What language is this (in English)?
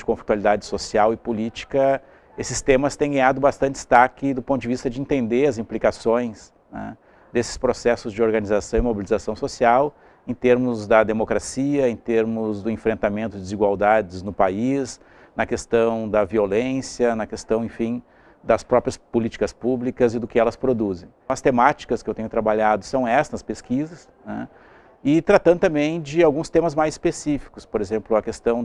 Portuguese